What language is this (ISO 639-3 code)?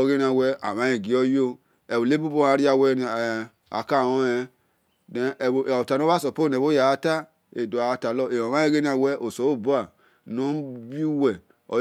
ish